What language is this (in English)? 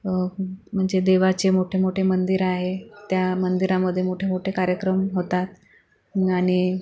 Marathi